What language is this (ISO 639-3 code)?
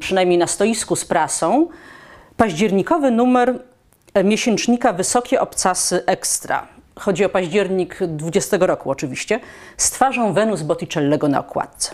pol